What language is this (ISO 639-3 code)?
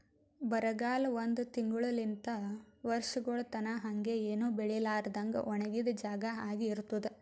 kan